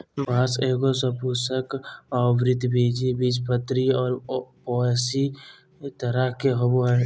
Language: Magahi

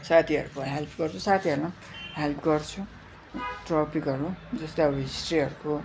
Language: Nepali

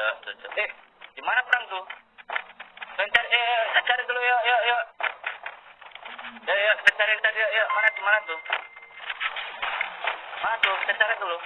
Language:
Indonesian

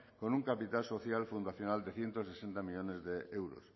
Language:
Spanish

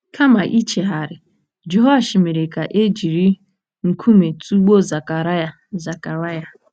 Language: Igbo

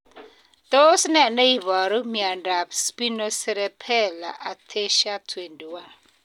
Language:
Kalenjin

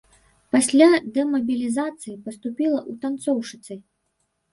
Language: Belarusian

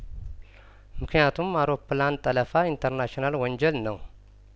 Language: Amharic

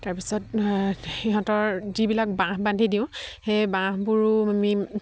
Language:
Assamese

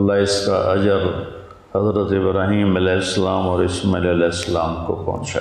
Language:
Urdu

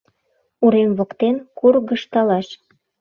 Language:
Mari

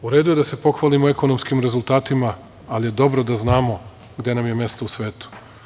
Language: Serbian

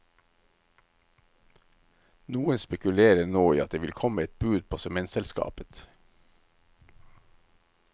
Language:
Norwegian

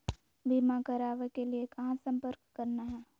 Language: Magahi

